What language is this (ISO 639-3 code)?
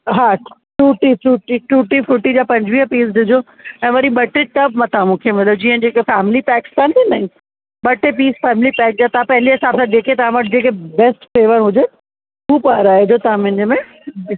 snd